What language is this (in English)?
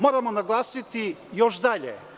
Serbian